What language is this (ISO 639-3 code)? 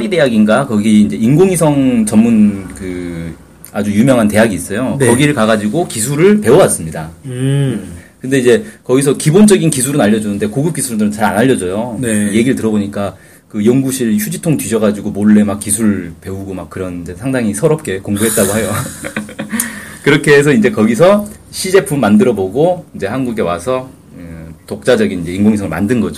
kor